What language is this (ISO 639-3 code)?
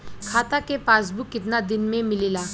bho